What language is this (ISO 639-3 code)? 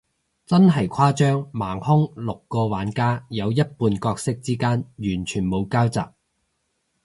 yue